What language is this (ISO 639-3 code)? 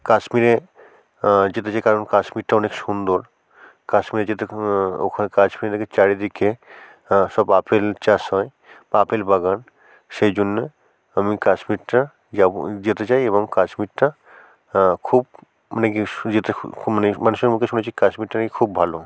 ben